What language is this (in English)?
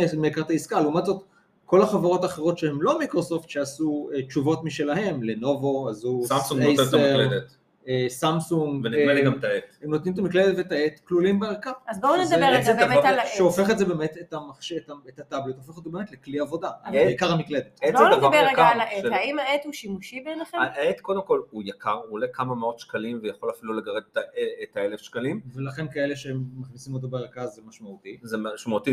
Hebrew